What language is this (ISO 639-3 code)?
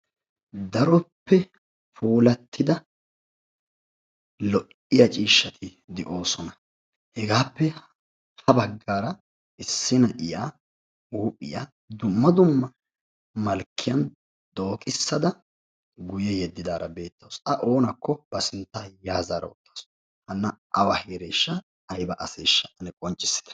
wal